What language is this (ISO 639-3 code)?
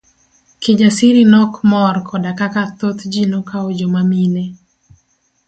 luo